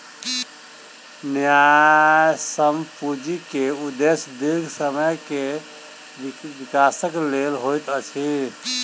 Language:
Maithili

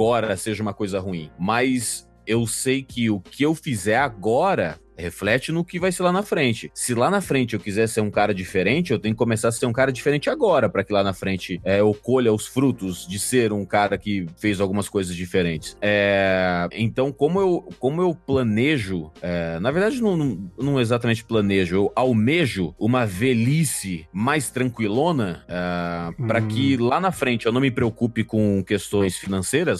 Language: Portuguese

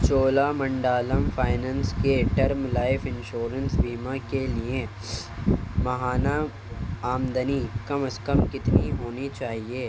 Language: Urdu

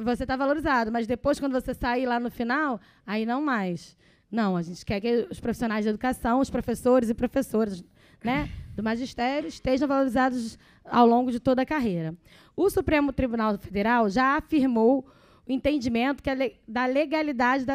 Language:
Portuguese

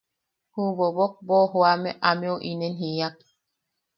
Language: Yaqui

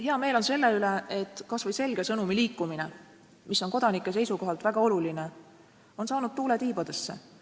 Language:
Estonian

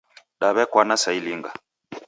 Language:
Taita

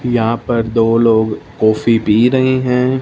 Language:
Hindi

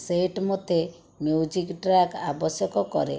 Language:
Odia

